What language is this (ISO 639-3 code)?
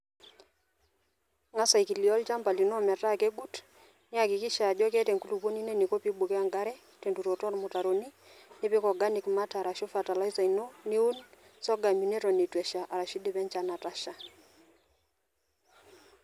mas